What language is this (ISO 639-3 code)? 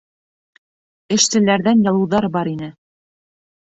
bak